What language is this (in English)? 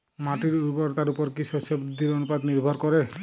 Bangla